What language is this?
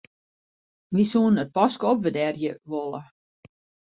Western Frisian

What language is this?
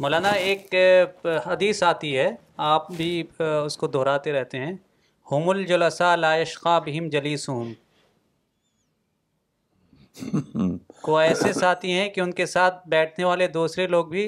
Urdu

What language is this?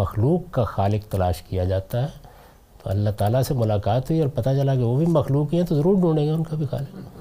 Urdu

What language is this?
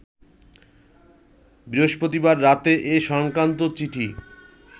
Bangla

